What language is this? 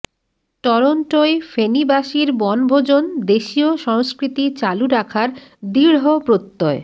Bangla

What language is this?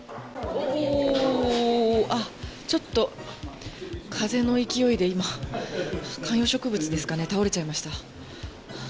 Japanese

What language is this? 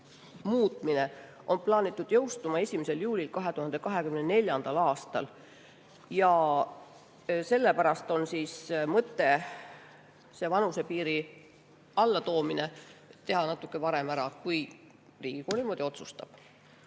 Estonian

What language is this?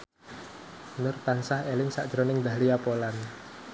Javanese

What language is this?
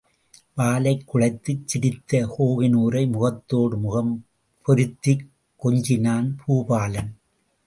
Tamil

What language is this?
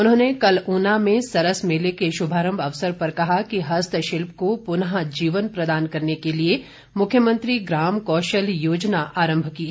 Hindi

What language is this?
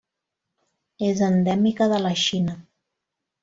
Catalan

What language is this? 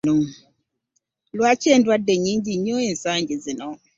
Ganda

